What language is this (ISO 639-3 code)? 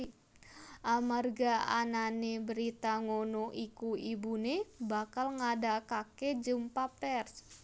jav